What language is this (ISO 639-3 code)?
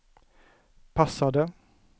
swe